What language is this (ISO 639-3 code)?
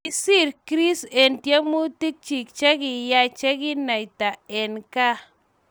kln